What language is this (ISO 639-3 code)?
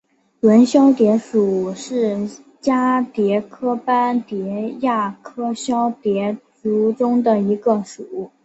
zho